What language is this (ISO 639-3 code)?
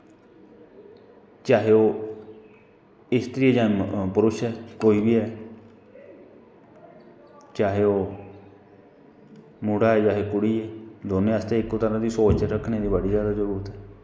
doi